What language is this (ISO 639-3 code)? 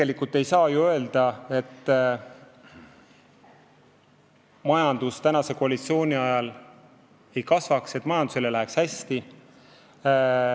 est